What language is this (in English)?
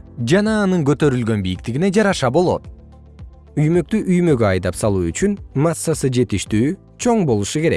Kyrgyz